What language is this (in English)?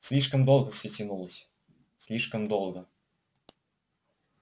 Russian